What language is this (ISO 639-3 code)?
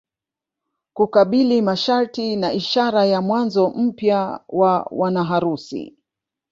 swa